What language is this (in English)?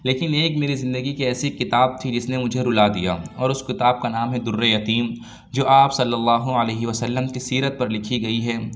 Urdu